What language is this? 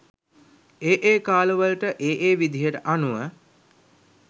Sinhala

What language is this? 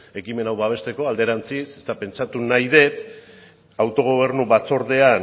Basque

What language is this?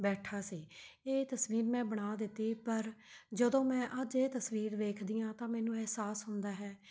Punjabi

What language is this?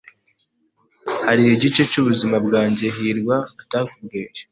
Kinyarwanda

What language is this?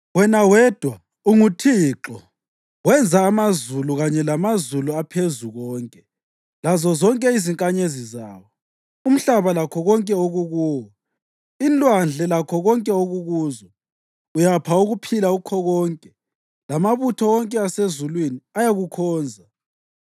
North Ndebele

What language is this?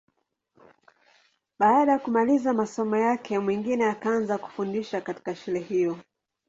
Swahili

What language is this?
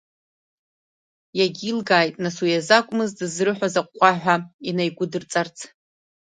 Abkhazian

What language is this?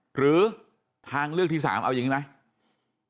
Thai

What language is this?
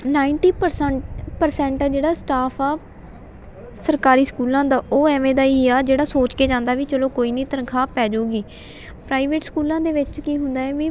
Punjabi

